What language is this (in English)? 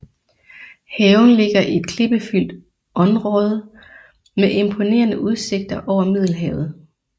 Danish